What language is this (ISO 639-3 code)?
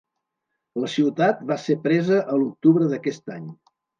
cat